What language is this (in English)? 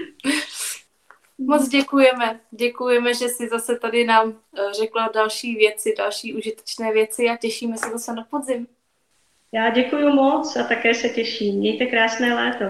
Czech